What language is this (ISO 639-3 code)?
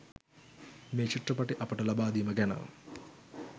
sin